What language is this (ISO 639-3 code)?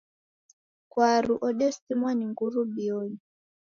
dav